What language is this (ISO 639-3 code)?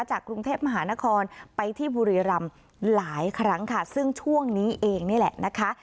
tha